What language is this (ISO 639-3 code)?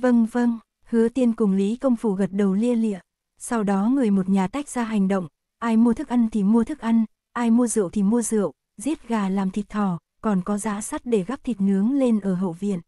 vie